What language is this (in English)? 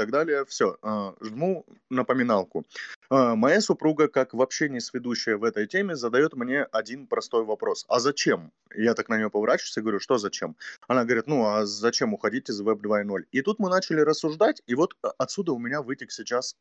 Russian